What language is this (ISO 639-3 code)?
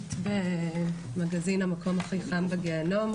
heb